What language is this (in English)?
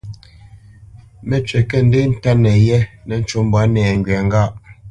Bamenyam